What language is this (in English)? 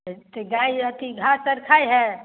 Maithili